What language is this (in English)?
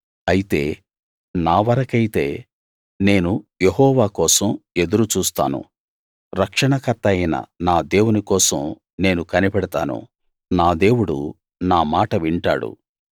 Telugu